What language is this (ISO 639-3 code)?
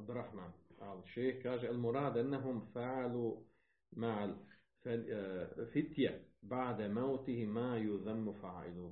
hrv